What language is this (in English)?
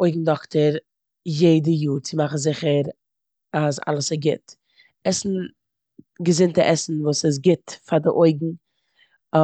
Yiddish